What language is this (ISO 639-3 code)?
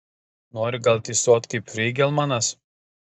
lit